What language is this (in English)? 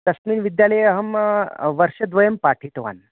Sanskrit